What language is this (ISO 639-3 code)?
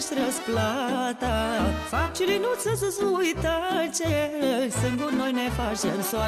ron